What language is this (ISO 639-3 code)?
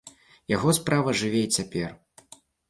bel